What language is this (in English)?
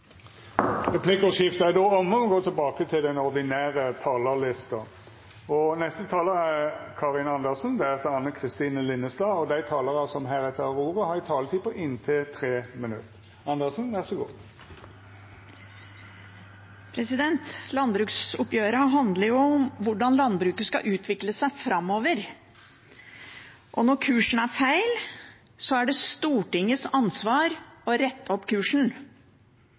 Norwegian